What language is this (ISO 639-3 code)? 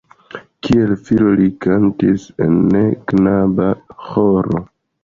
epo